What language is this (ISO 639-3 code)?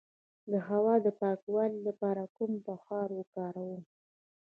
pus